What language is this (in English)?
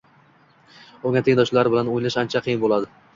Uzbek